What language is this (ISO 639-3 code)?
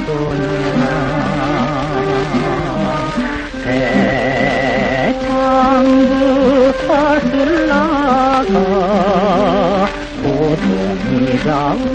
ara